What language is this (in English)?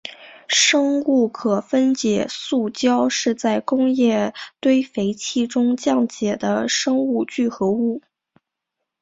Chinese